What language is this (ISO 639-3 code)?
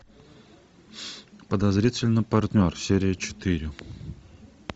rus